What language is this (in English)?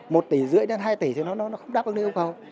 Vietnamese